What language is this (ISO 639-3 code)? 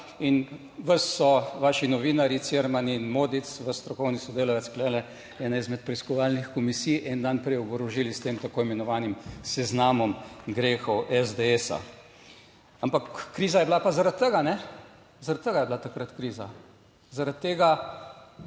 slv